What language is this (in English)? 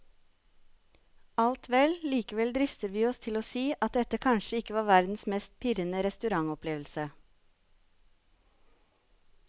Norwegian